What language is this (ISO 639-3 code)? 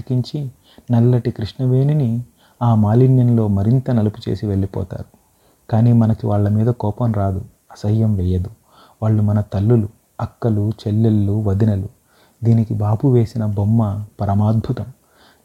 tel